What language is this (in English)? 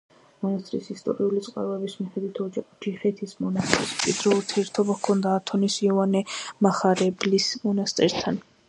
Georgian